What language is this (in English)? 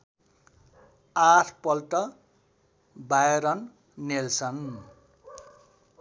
Nepali